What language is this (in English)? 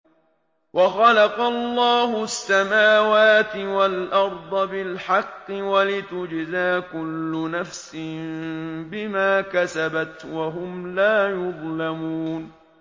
Arabic